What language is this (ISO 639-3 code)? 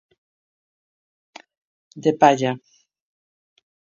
glg